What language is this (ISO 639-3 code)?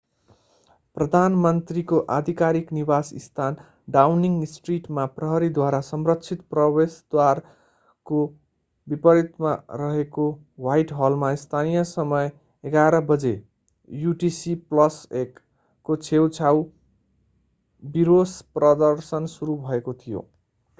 nep